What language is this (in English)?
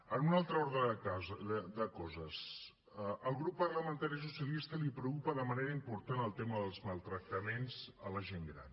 Catalan